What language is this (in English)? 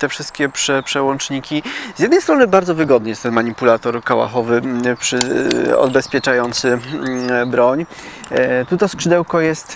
Polish